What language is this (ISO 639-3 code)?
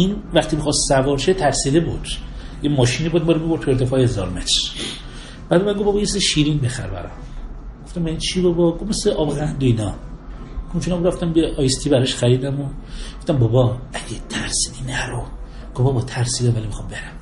fas